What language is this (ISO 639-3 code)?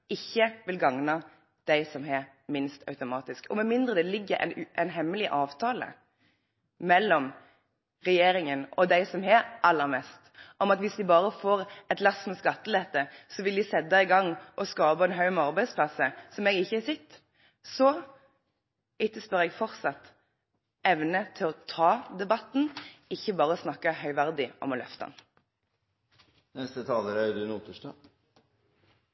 nob